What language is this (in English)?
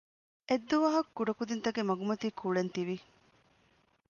Divehi